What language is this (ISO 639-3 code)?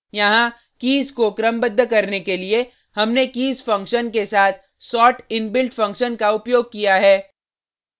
hin